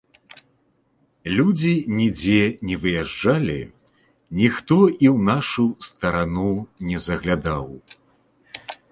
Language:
Belarusian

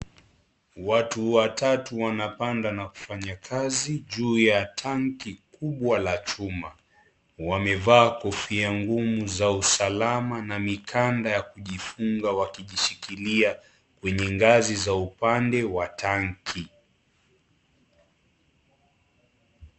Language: Swahili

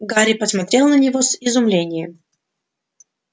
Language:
Russian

